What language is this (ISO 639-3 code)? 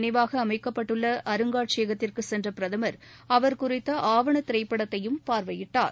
tam